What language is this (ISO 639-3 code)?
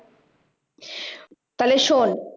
ben